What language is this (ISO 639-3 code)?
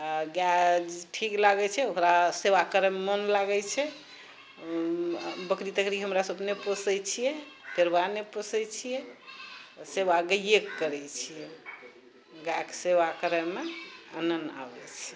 mai